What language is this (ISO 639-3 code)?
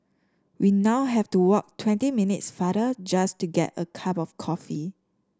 eng